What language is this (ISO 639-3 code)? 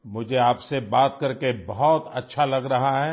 urd